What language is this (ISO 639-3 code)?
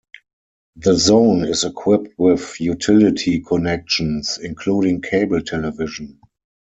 eng